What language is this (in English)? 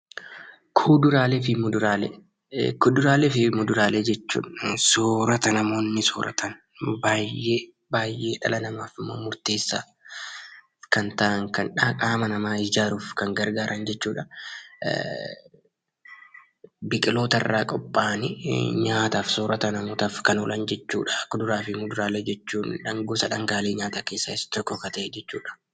Oromo